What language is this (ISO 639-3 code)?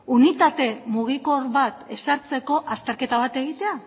eus